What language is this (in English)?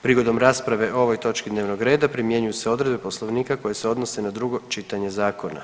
Croatian